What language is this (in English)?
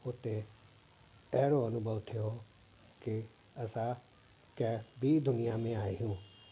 Sindhi